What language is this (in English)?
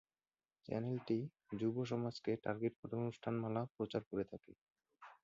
Bangla